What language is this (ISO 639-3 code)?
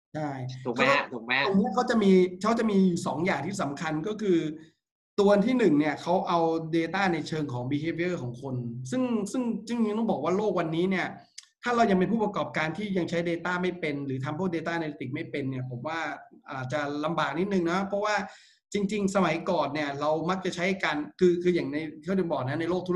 tha